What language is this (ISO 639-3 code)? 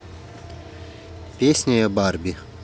rus